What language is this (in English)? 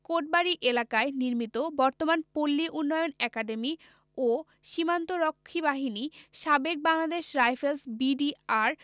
Bangla